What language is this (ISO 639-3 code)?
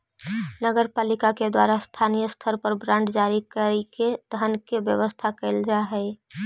mag